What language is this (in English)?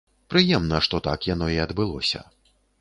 Belarusian